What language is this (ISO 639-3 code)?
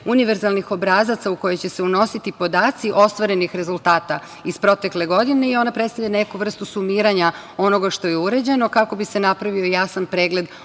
srp